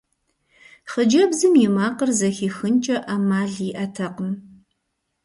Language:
Kabardian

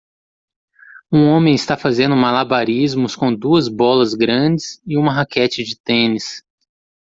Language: Portuguese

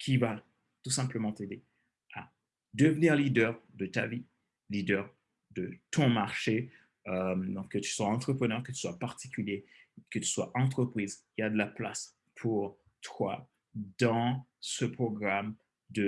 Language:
French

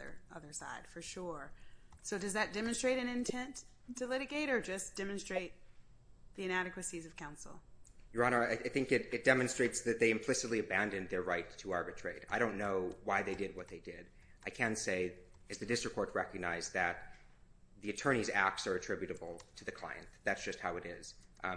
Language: English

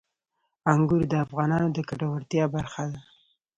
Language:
Pashto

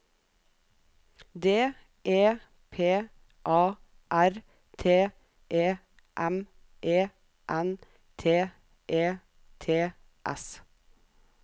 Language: Norwegian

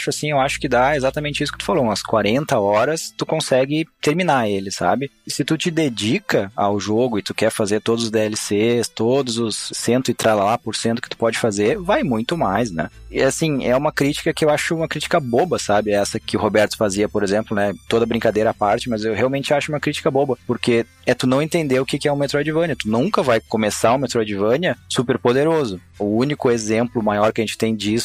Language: Portuguese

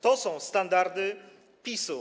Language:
Polish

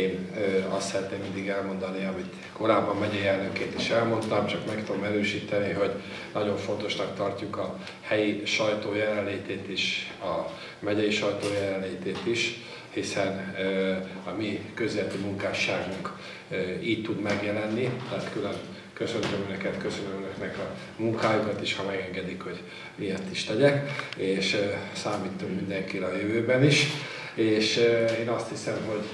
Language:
Hungarian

